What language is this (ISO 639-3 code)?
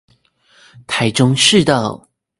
zho